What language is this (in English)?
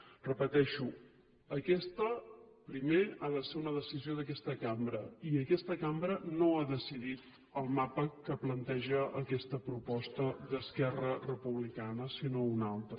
Catalan